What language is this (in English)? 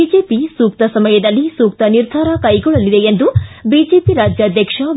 Kannada